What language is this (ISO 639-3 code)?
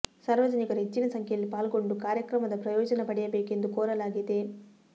kan